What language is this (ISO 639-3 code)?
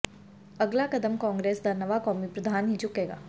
pan